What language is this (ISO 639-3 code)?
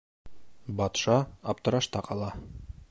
bak